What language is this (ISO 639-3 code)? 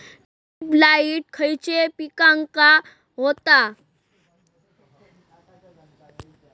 mar